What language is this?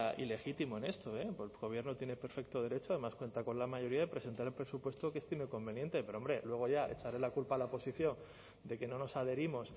Spanish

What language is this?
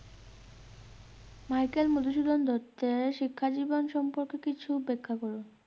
Bangla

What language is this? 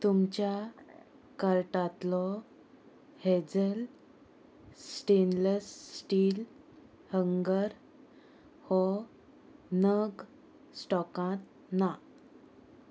Konkani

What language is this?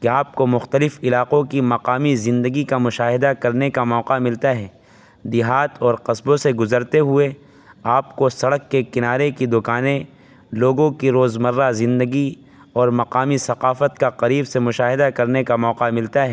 Urdu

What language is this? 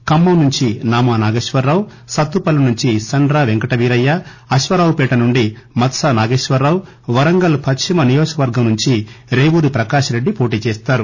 Telugu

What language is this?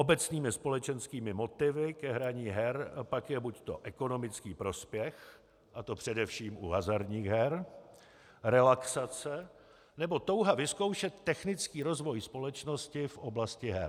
Czech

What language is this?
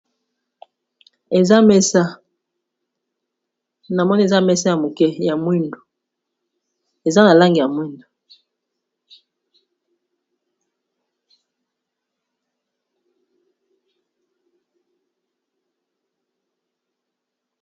Lingala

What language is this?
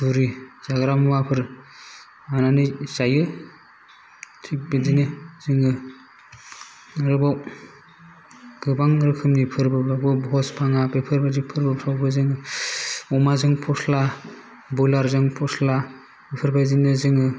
Bodo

